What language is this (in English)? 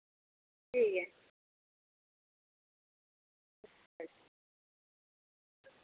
Dogri